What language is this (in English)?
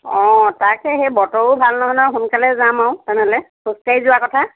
Assamese